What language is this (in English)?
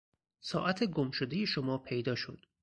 Persian